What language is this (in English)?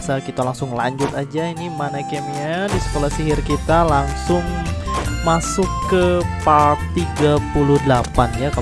Indonesian